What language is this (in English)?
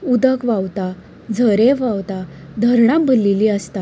Konkani